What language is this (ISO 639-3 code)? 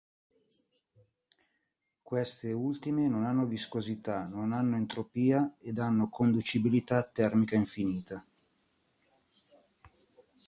ita